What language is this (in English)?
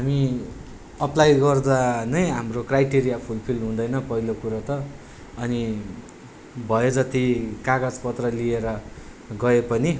Nepali